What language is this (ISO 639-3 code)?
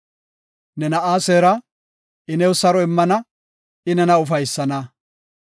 gof